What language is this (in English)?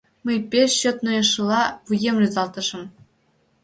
Mari